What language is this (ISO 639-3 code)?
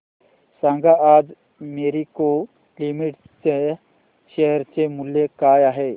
mar